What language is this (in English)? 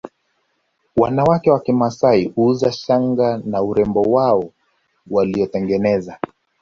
Swahili